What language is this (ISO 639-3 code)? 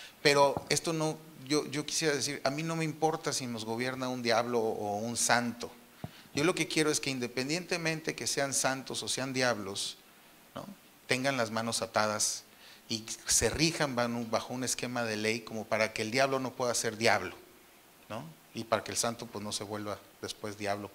spa